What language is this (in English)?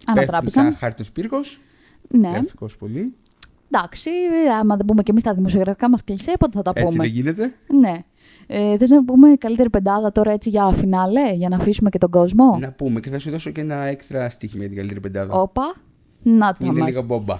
Greek